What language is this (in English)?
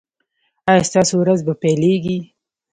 Pashto